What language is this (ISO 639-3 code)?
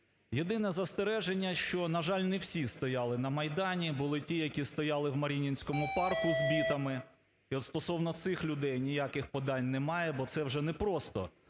ukr